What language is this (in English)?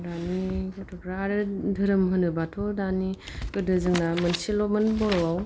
Bodo